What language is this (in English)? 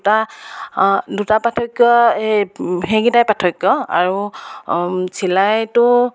Assamese